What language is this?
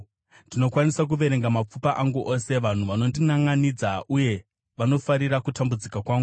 Shona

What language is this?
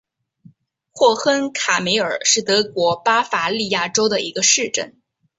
Chinese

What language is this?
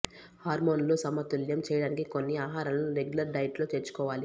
Telugu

